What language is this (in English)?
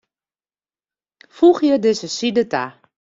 Western Frisian